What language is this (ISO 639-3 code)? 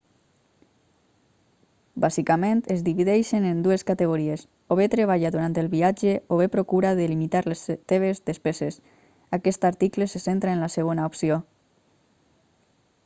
cat